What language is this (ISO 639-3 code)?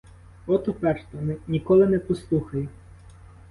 ukr